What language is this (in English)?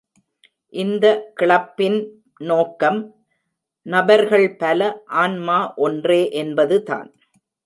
Tamil